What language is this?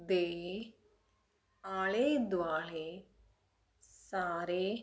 Punjabi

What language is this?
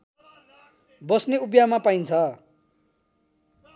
Nepali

